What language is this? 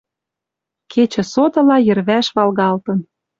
Western Mari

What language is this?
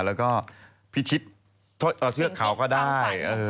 Thai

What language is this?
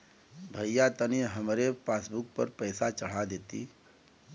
Bhojpuri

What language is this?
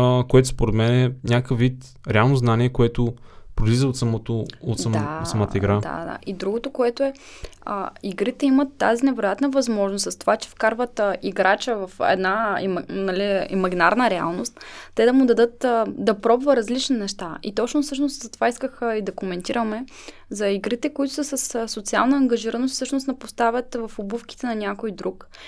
Bulgarian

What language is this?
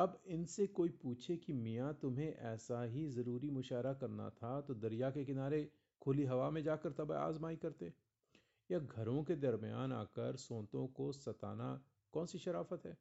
Hindi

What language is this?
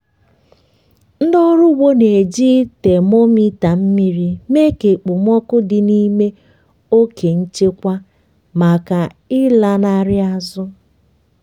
Igbo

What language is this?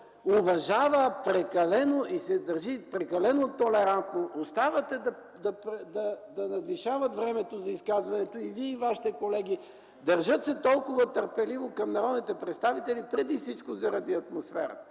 Bulgarian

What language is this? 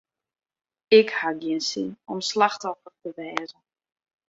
Western Frisian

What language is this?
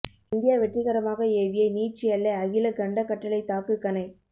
Tamil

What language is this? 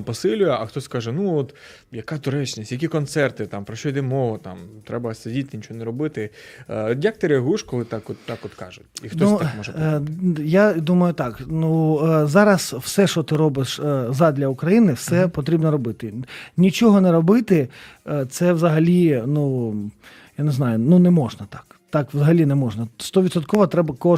Ukrainian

